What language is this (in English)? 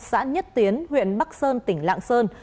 Vietnamese